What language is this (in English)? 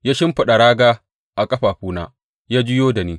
Hausa